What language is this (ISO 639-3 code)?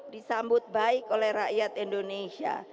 ind